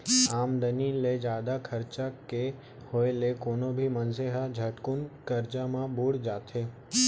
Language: Chhattisgarhi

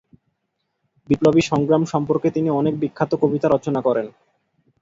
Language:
Bangla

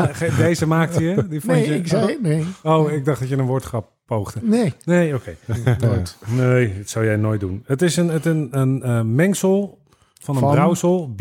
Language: Dutch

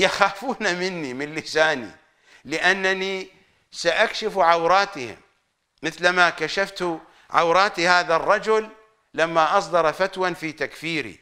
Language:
Arabic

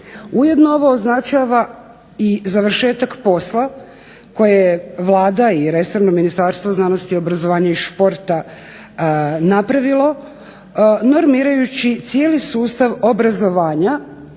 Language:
Croatian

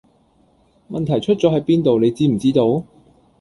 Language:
Cantonese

